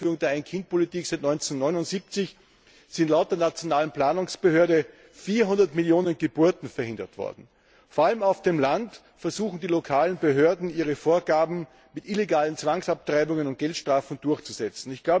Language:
German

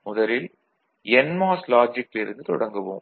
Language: Tamil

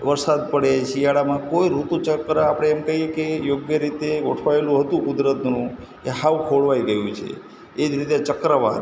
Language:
Gujarati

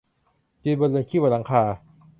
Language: Thai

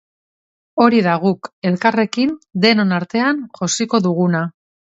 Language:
Basque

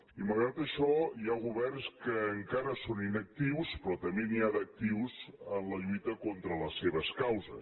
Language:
Catalan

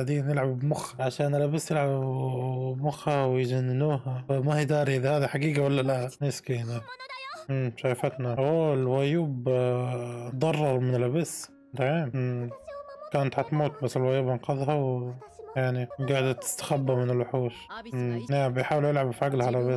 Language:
Arabic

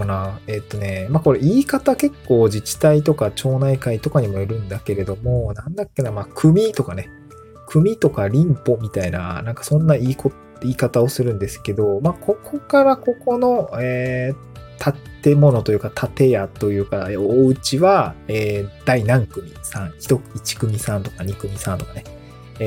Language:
Japanese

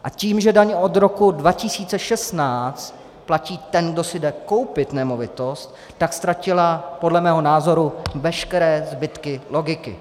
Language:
Czech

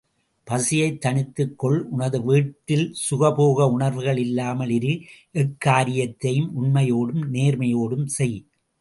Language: Tamil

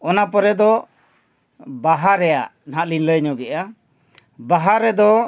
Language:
Santali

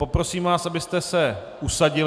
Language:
Czech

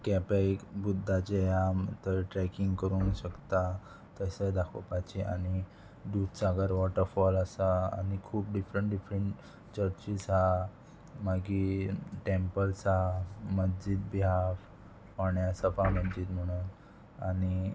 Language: Konkani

